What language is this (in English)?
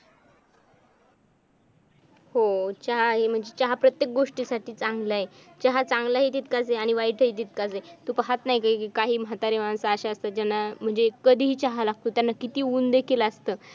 Marathi